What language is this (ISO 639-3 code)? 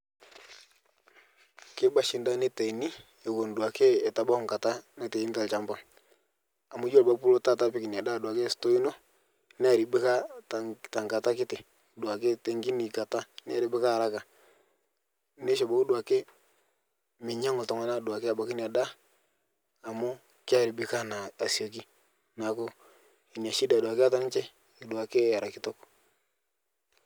mas